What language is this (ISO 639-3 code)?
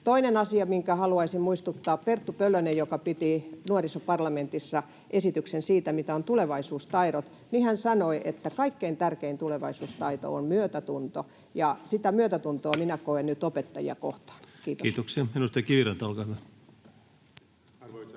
fin